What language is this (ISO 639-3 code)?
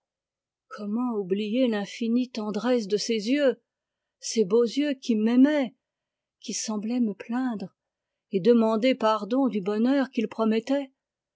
fra